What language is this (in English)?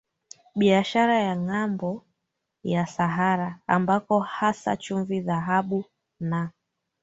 Swahili